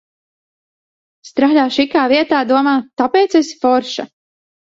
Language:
Latvian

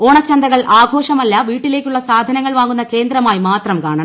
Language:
Malayalam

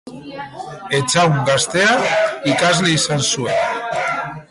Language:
Basque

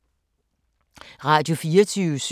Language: Danish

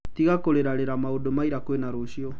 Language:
Kikuyu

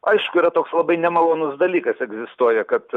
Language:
Lithuanian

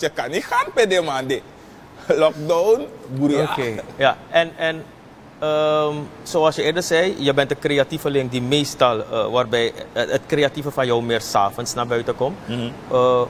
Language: Dutch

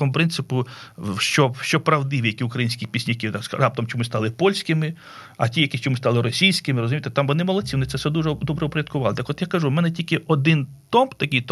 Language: Ukrainian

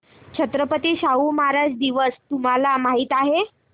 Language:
Marathi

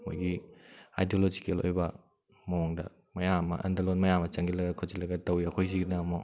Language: Manipuri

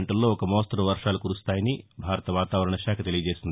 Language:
Telugu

